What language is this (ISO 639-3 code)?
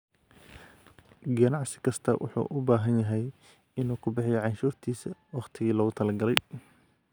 som